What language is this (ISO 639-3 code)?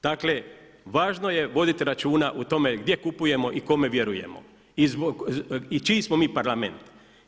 hrv